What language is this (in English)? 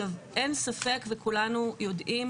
Hebrew